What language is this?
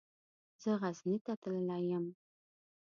Pashto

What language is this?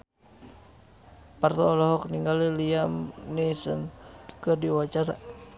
Sundanese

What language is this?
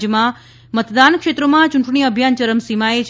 Gujarati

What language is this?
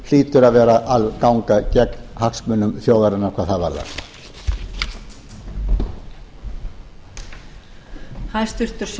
Icelandic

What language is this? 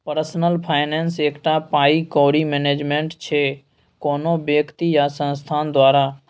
Maithili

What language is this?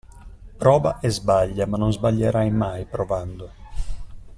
Italian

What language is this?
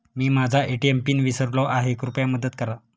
Marathi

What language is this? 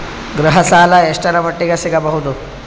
Kannada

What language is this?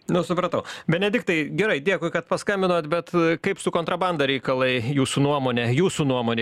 Lithuanian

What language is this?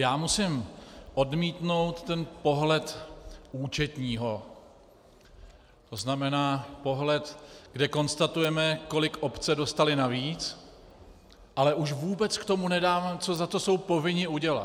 Czech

